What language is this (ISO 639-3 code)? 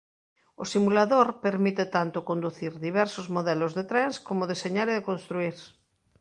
glg